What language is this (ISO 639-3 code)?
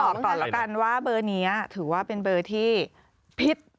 tha